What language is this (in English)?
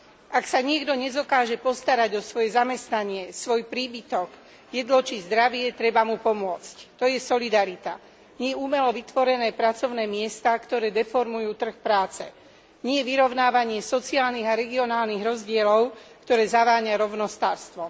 Slovak